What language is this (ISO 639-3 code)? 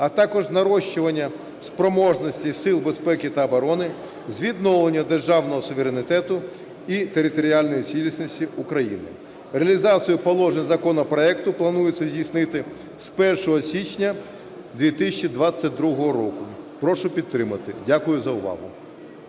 ukr